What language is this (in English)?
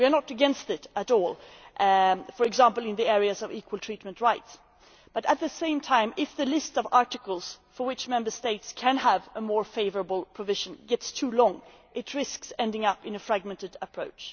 English